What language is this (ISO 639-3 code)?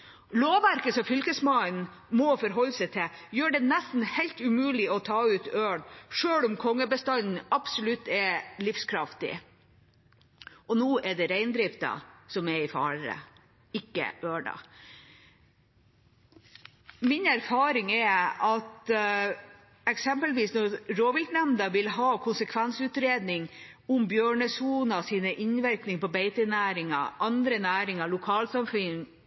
nob